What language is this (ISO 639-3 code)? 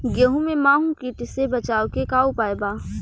bho